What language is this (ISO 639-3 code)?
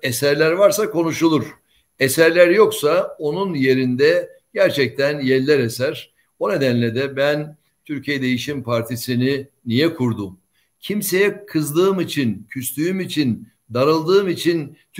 tur